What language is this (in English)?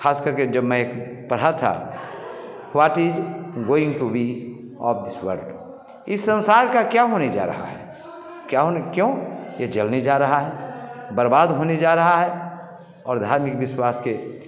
Hindi